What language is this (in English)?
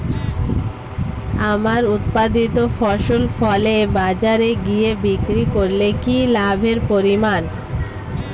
Bangla